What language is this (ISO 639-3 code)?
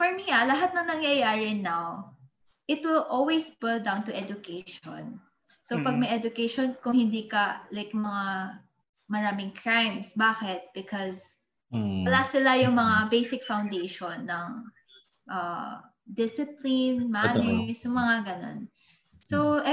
fil